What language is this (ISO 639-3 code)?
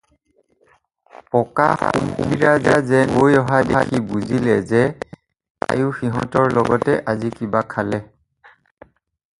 asm